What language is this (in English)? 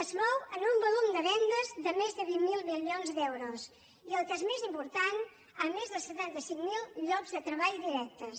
Catalan